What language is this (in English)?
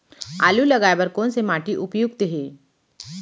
Chhattisgarhi